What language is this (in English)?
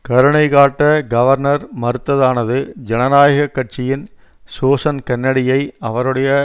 Tamil